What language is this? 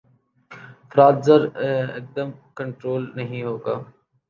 Urdu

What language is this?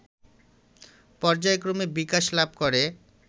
Bangla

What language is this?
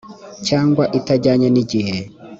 Kinyarwanda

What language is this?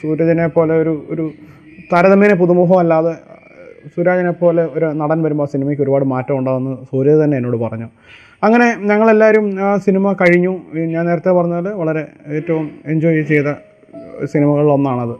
Malayalam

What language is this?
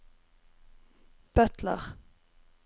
Norwegian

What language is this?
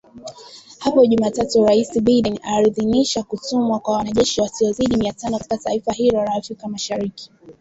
Swahili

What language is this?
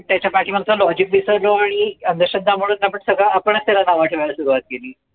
Marathi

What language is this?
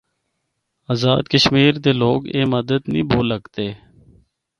Northern Hindko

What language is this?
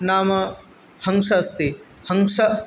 Sanskrit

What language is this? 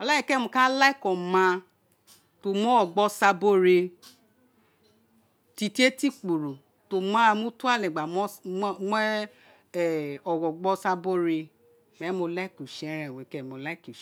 Isekiri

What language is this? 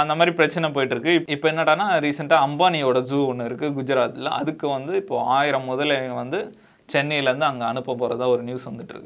Tamil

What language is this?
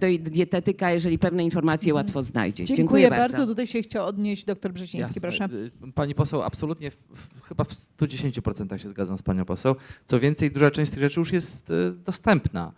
Polish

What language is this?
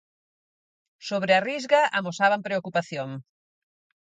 Galician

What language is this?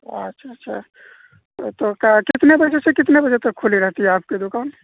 Urdu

